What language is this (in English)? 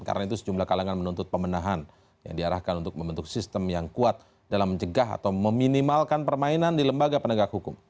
Indonesian